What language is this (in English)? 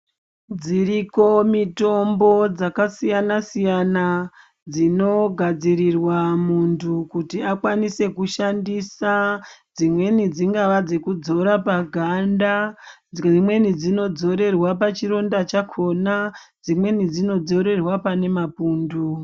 Ndau